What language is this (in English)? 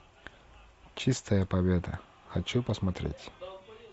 Russian